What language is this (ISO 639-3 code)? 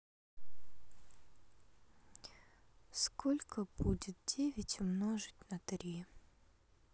rus